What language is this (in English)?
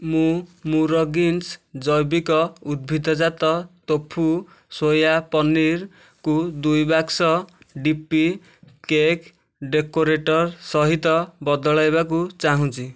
Odia